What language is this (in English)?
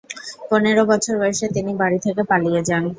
Bangla